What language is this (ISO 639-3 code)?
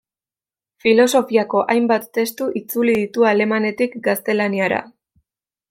eus